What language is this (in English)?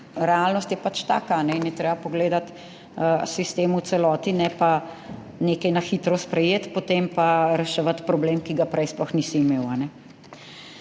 Slovenian